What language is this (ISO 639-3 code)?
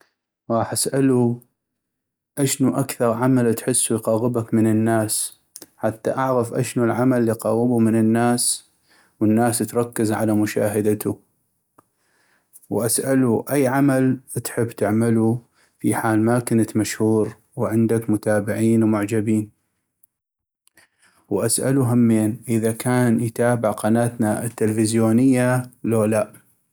ayp